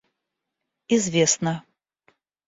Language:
Russian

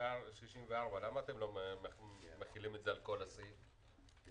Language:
Hebrew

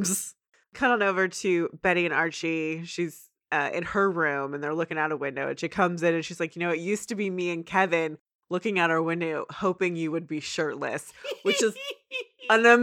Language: English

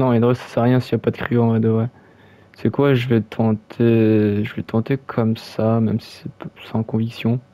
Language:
French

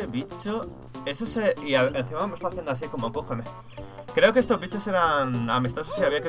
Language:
Spanish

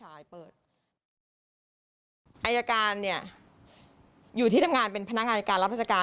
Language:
Thai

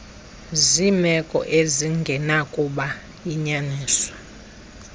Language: Xhosa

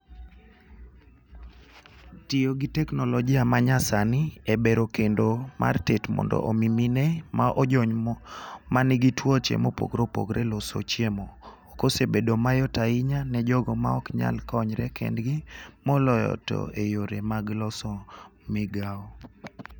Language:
Luo (Kenya and Tanzania)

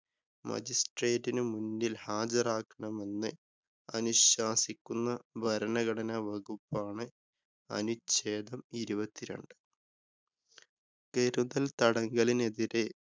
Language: Malayalam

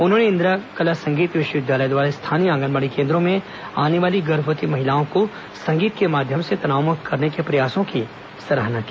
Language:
Hindi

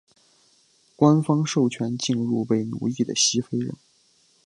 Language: Chinese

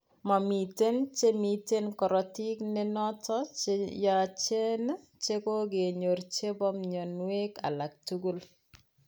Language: Kalenjin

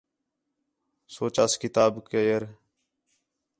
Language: Khetrani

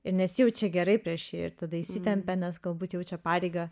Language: Lithuanian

